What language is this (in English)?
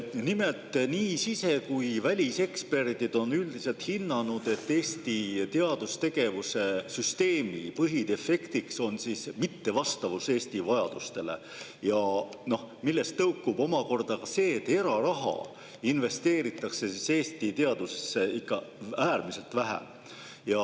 Estonian